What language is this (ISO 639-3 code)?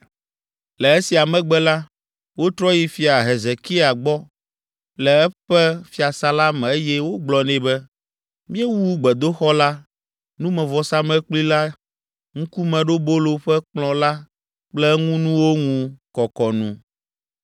ewe